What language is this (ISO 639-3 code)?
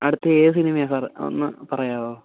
mal